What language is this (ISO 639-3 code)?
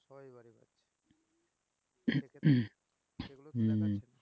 ben